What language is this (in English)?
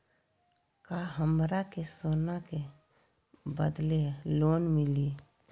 Magahi